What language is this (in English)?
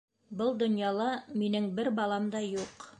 Bashkir